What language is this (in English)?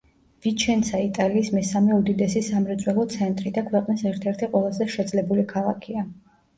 Georgian